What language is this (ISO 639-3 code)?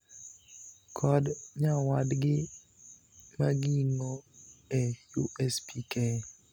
luo